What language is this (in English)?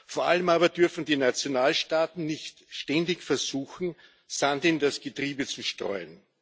German